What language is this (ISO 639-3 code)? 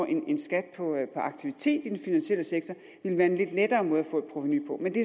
dan